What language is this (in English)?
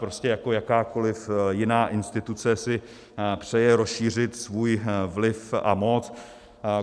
Czech